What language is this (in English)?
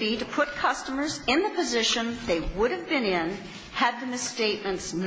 English